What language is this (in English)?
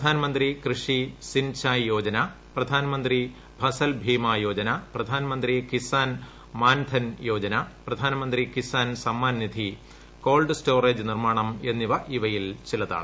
Malayalam